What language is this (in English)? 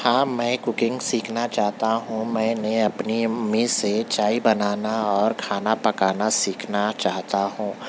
Urdu